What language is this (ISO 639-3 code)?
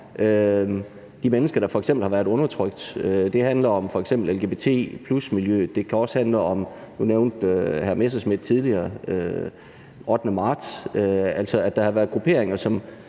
dan